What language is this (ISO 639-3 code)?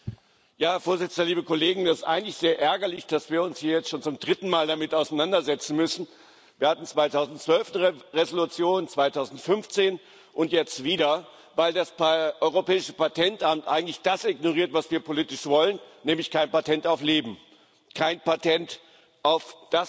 deu